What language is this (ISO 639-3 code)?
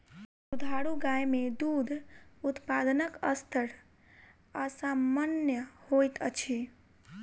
mai